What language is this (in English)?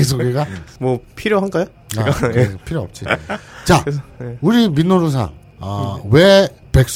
Korean